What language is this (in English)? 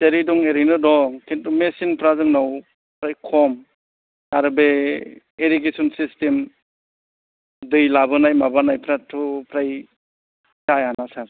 Bodo